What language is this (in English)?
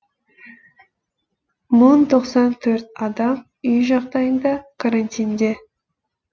Kazakh